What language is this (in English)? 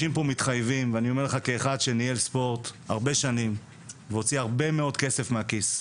Hebrew